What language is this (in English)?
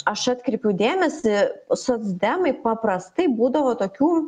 Lithuanian